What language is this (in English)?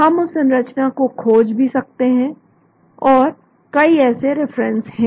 Hindi